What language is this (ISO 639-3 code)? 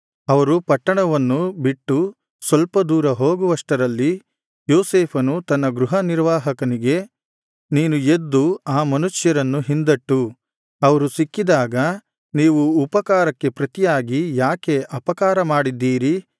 kan